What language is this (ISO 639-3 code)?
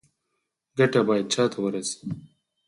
pus